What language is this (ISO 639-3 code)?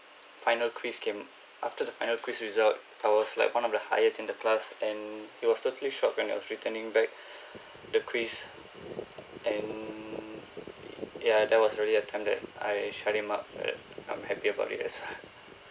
eng